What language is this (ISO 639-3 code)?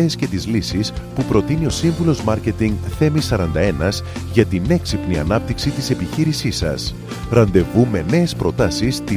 ell